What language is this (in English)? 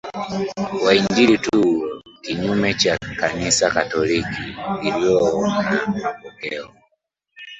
Swahili